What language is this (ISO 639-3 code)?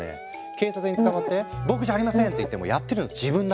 jpn